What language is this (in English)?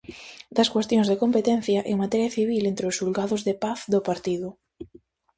Galician